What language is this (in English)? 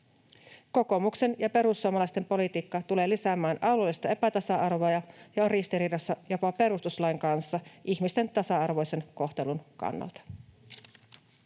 Finnish